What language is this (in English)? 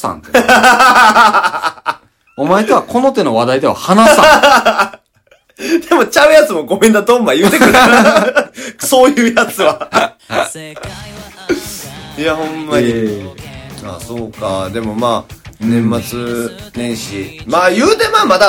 Japanese